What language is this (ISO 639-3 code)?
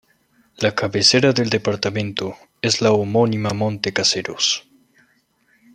spa